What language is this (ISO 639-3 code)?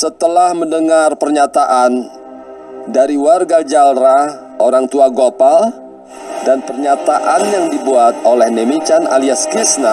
ind